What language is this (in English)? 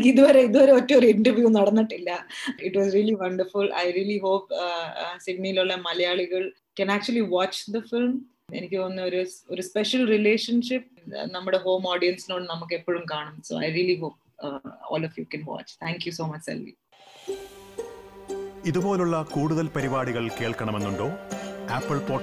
Malayalam